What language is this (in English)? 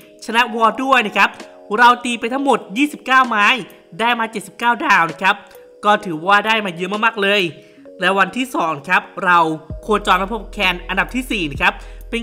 Thai